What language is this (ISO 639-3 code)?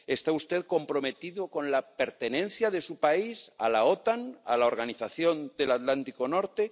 spa